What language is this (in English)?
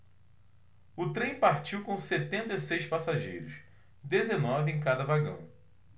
Portuguese